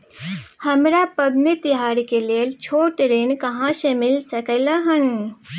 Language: Maithili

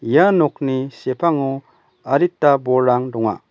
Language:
Garo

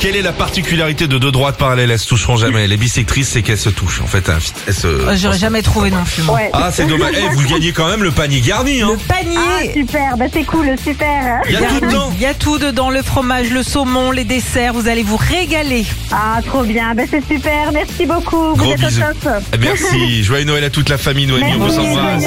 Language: French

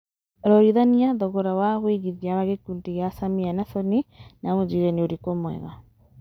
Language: Kikuyu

